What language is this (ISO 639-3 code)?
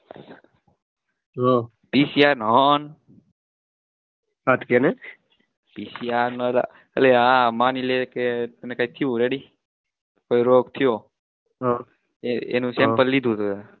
guj